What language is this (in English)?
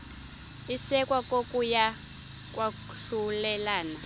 Xhosa